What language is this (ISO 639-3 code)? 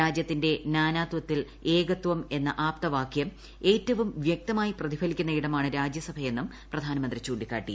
mal